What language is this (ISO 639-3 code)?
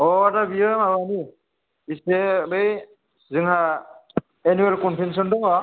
brx